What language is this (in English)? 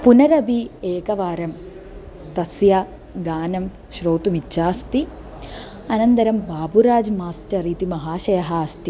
Sanskrit